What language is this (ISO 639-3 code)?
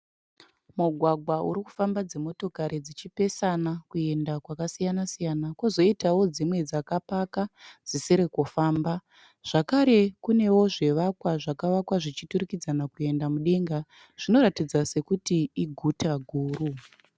sna